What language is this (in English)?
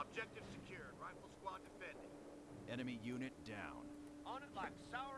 Korean